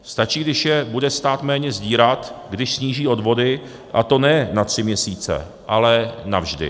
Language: Czech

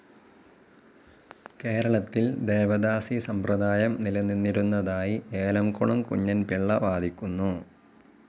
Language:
Malayalam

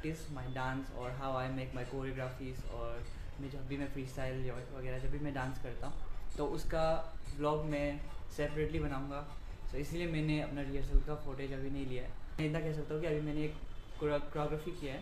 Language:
Hindi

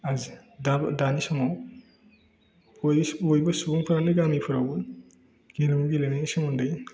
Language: Bodo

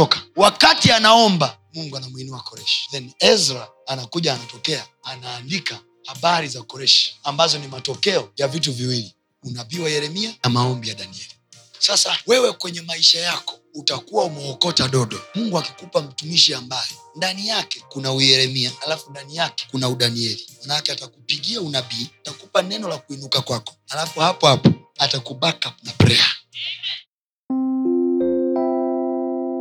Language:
Swahili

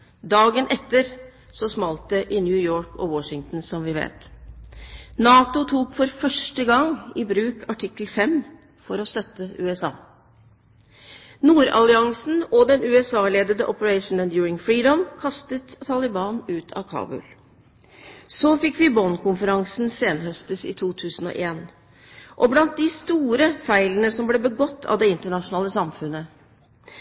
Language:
Norwegian Bokmål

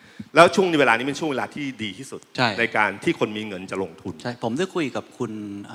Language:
Thai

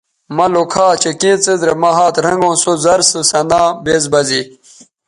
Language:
Bateri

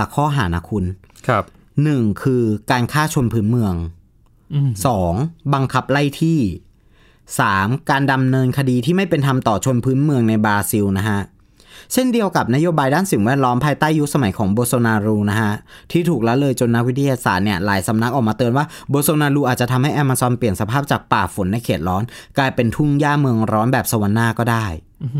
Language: Thai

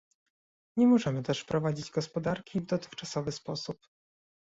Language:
Polish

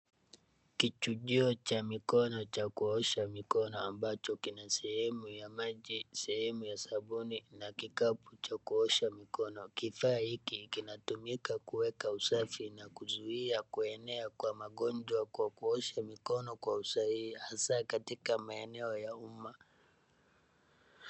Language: Swahili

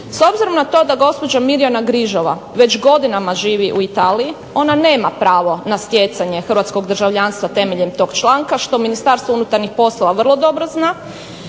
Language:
Croatian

